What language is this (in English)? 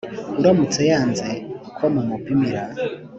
Kinyarwanda